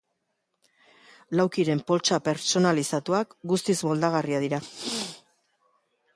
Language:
Basque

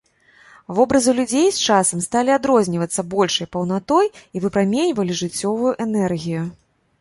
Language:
Belarusian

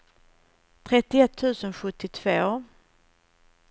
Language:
Swedish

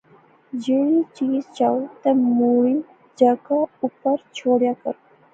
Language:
Pahari-Potwari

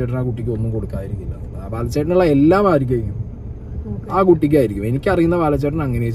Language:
Malayalam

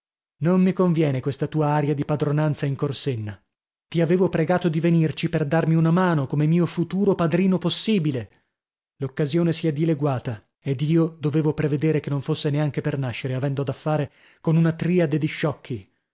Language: Italian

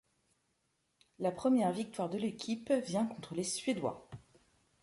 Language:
French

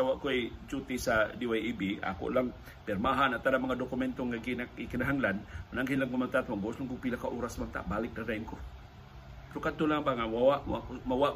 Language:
Filipino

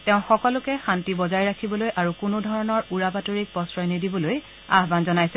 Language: Assamese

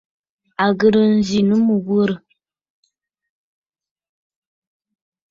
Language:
Bafut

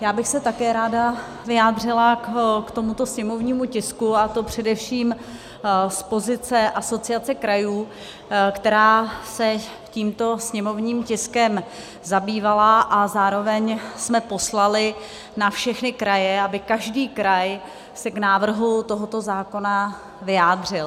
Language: Czech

